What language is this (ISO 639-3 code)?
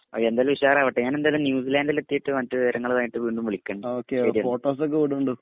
mal